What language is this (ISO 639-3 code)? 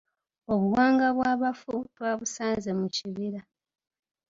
lug